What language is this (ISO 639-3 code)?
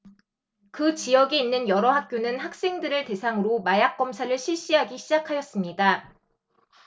kor